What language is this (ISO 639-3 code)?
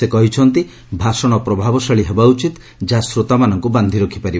ori